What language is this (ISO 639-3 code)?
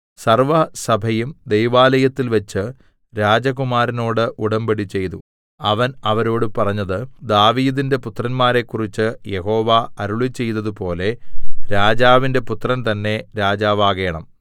mal